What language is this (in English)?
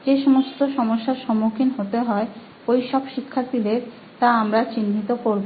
Bangla